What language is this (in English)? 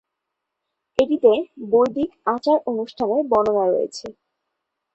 Bangla